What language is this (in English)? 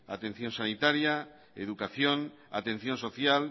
Spanish